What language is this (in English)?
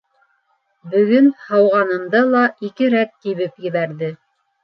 Bashkir